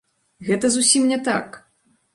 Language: Belarusian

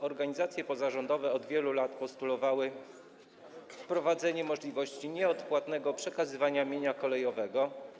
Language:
Polish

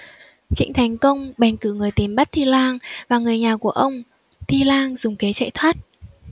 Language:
Vietnamese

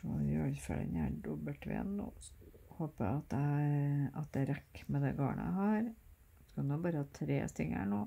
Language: Norwegian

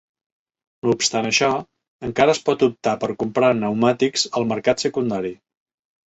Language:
Catalan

